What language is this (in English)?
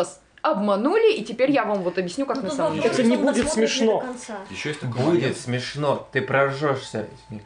Russian